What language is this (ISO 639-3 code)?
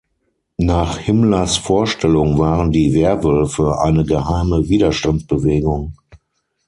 deu